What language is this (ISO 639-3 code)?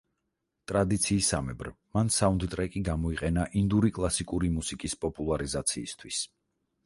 kat